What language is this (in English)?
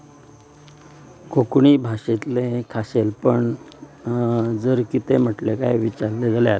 Konkani